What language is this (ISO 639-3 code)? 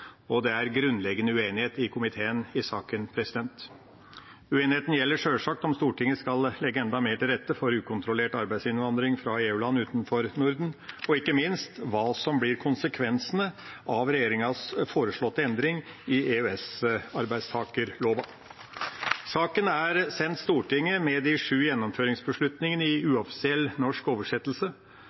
nob